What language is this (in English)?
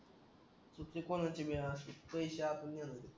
Marathi